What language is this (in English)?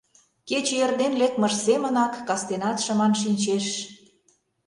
Mari